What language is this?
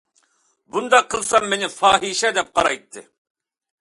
Uyghur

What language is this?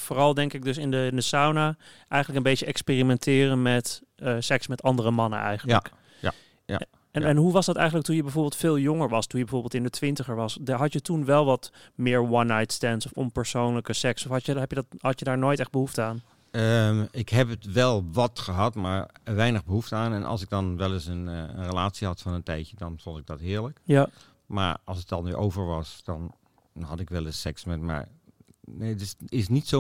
Dutch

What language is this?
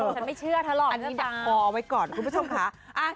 Thai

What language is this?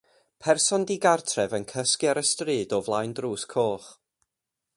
Welsh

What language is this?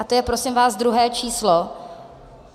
Czech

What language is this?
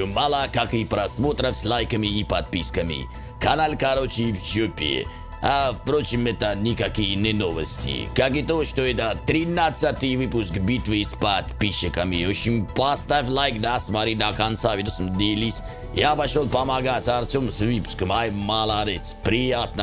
Russian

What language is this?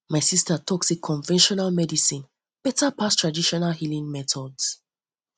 Nigerian Pidgin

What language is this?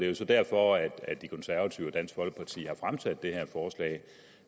Danish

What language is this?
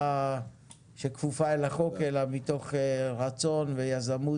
Hebrew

